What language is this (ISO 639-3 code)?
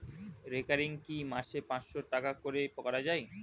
ben